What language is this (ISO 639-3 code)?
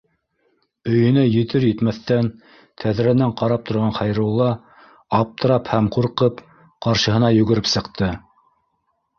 bak